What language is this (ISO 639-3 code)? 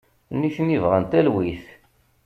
kab